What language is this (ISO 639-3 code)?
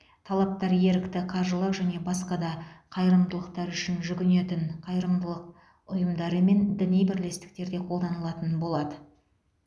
kaz